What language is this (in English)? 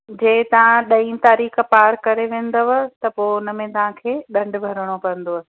Sindhi